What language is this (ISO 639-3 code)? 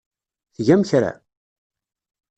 kab